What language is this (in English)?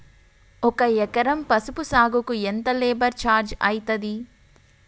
Telugu